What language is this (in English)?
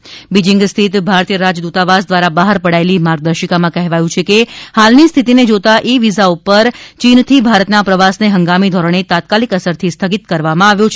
Gujarati